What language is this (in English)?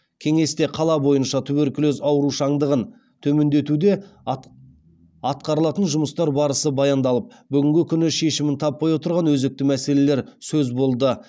Kazakh